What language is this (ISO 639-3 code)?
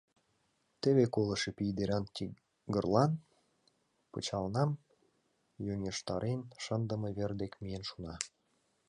chm